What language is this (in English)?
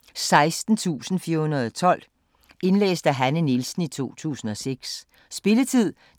Danish